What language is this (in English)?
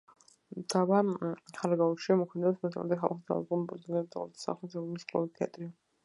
Georgian